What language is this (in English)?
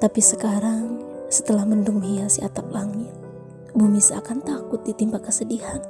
Indonesian